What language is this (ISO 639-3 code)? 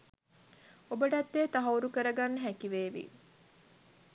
sin